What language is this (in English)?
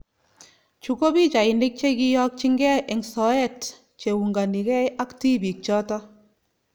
Kalenjin